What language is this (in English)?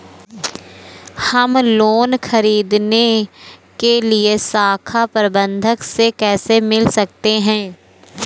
Hindi